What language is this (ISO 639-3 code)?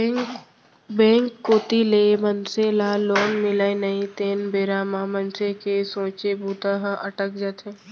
hne